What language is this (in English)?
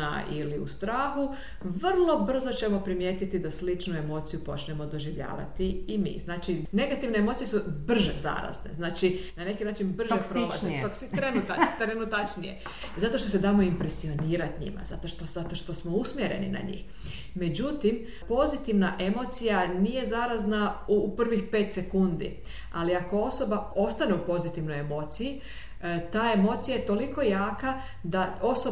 Croatian